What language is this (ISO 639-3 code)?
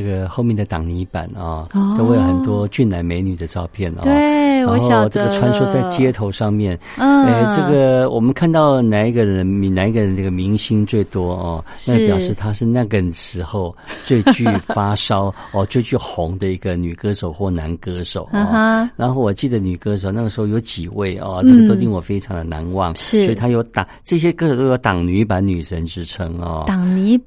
zho